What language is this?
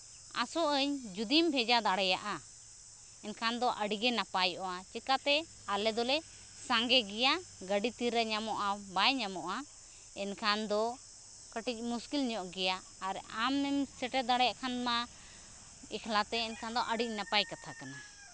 Santali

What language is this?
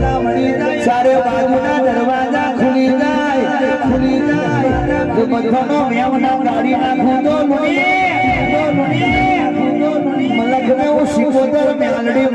Gujarati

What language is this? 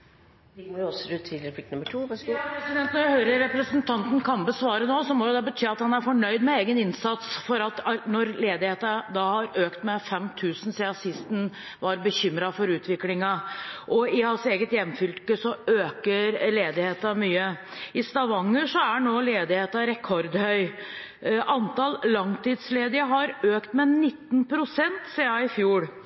Norwegian Bokmål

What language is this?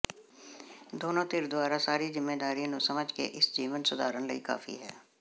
Punjabi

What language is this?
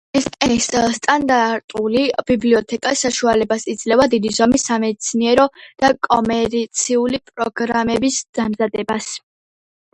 Georgian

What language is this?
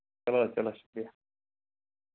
Kashmiri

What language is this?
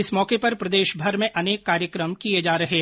Hindi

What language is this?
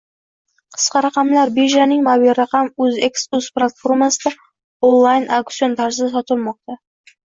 Uzbek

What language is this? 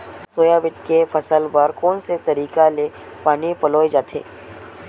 Chhattisgarhi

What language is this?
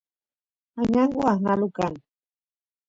Santiago del Estero Quichua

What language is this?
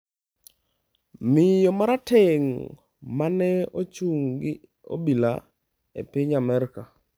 Luo (Kenya and Tanzania)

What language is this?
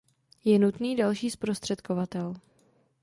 Czech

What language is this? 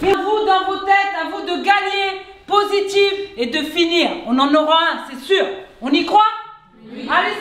French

